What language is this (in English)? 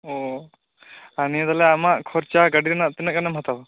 Santali